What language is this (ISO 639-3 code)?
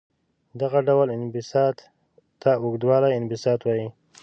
pus